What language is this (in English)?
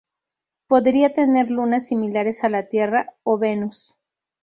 Spanish